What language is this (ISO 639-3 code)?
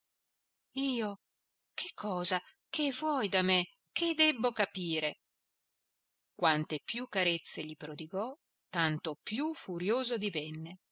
ita